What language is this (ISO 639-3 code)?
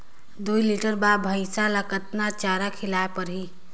hne